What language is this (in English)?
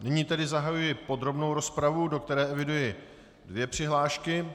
Czech